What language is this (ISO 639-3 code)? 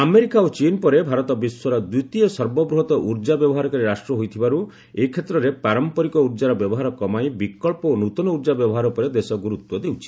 ori